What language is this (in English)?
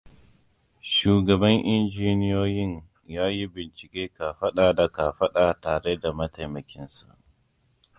Hausa